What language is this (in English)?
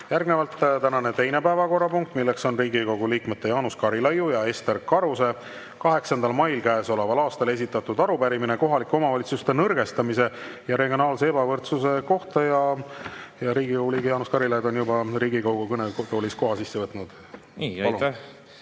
Estonian